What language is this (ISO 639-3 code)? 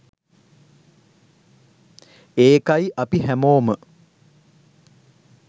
sin